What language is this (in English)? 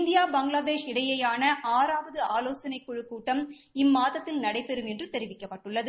Tamil